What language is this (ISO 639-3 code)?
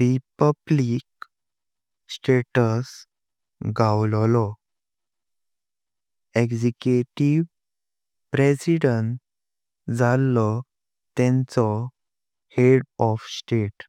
kok